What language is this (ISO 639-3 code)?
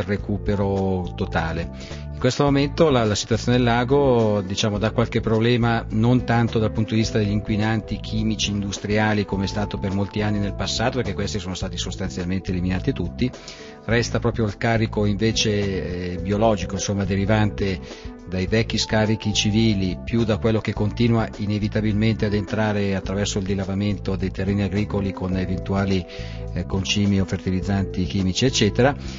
ita